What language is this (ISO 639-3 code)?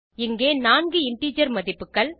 tam